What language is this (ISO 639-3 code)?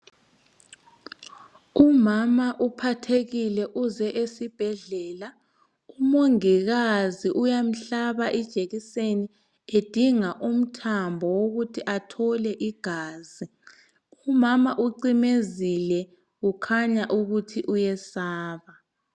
nde